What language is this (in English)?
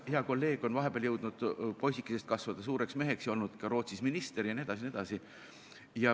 Estonian